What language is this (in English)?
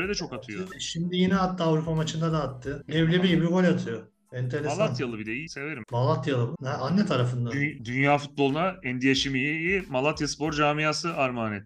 Turkish